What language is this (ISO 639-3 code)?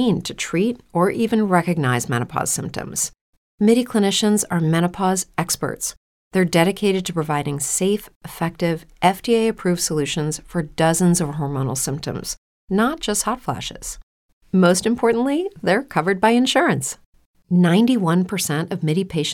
ita